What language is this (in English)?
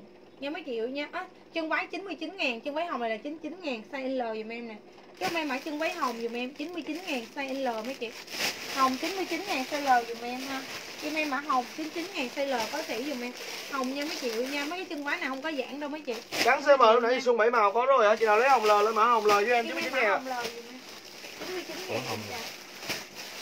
Vietnamese